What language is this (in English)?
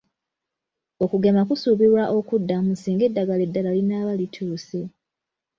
Ganda